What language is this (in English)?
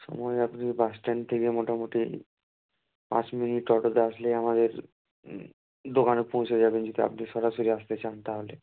Bangla